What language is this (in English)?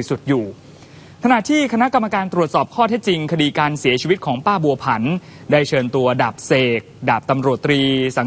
Thai